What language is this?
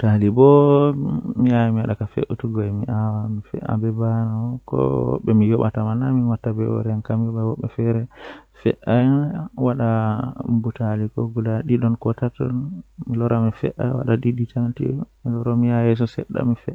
Western Niger Fulfulde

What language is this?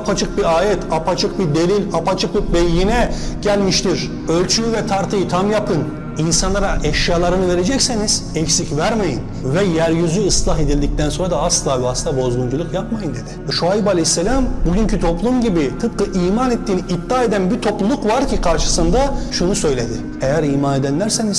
Turkish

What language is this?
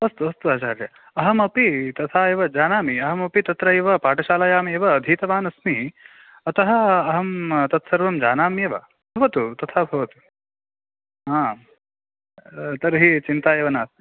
Sanskrit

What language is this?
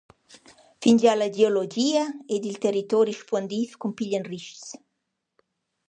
Romansh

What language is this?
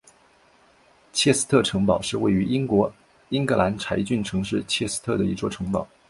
Chinese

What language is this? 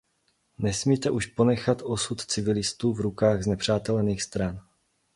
Czech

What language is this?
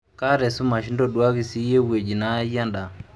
Masai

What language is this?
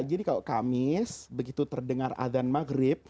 Indonesian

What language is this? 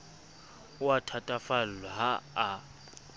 Southern Sotho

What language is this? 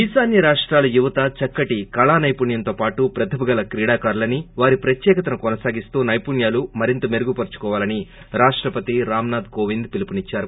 Telugu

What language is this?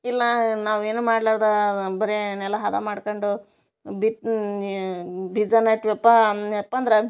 Kannada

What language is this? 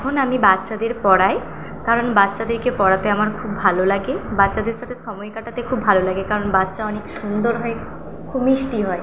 Bangla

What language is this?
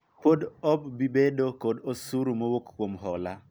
Luo (Kenya and Tanzania)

